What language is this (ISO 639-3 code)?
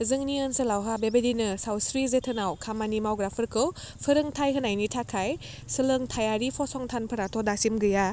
brx